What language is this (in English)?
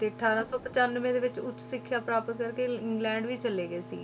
Punjabi